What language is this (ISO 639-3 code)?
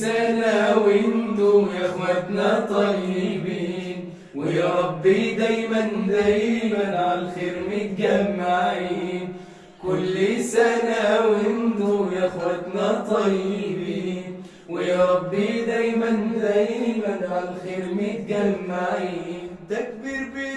ara